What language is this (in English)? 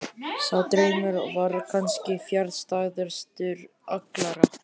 Icelandic